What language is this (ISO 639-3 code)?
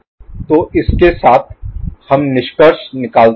hin